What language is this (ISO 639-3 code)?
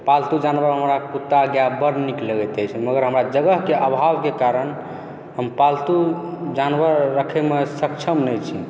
mai